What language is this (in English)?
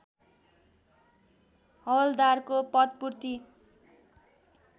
Nepali